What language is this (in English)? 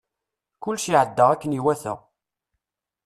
Kabyle